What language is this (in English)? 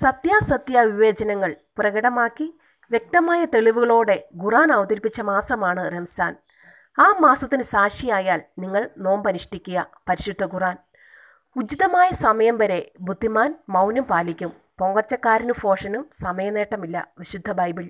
Malayalam